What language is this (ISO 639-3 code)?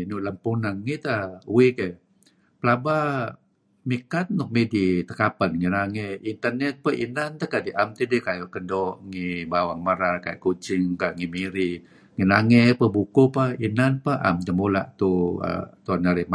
kzi